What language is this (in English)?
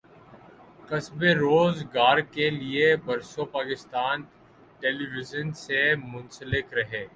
Urdu